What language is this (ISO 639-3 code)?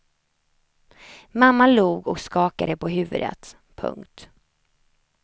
swe